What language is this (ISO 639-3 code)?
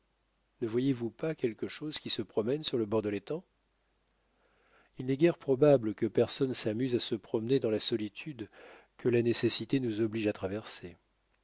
fra